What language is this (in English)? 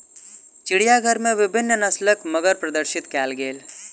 Maithili